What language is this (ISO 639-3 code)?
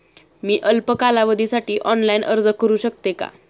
mar